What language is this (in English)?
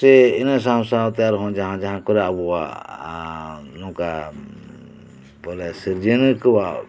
Santali